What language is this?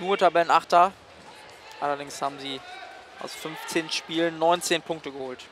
German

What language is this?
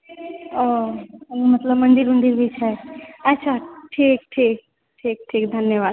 Maithili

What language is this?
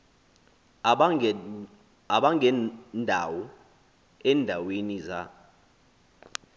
Xhosa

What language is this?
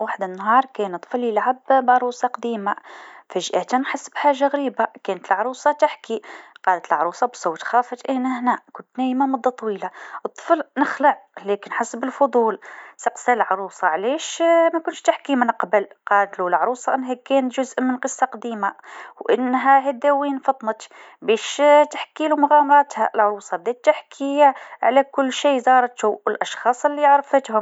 Tunisian Arabic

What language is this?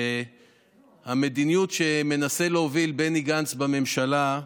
Hebrew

